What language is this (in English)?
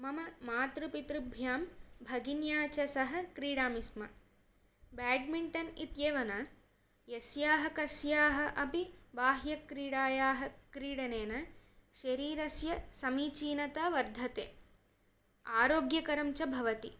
Sanskrit